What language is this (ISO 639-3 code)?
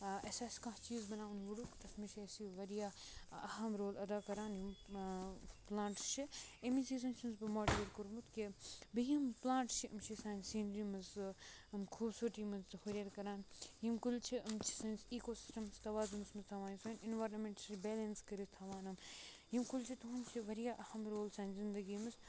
kas